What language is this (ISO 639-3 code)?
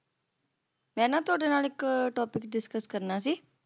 pan